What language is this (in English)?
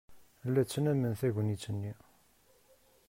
Kabyle